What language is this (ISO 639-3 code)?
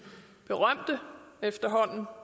dan